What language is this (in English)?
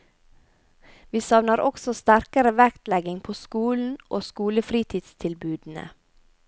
Norwegian